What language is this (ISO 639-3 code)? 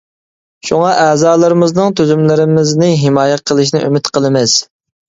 uig